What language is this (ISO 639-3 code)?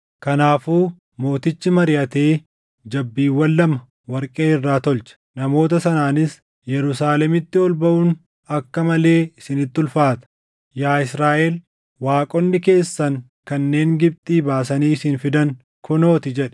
orm